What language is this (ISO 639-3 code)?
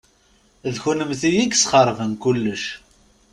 kab